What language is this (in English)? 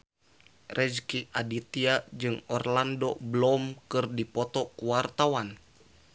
Sundanese